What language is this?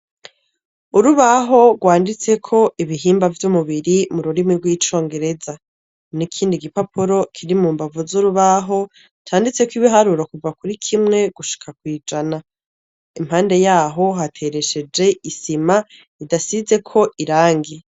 Rundi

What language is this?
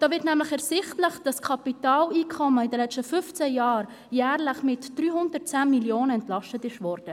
Swiss German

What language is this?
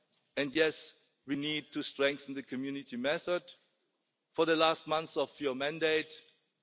English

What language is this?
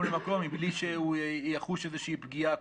Hebrew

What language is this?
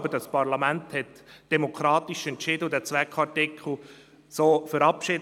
Swiss German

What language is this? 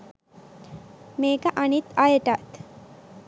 Sinhala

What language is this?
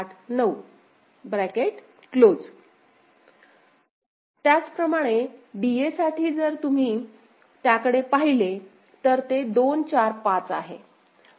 Marathi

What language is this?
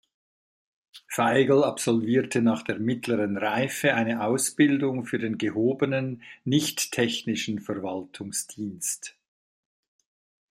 German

